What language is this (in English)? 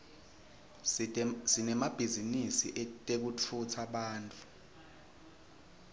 Swati